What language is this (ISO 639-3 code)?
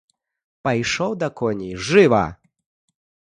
bel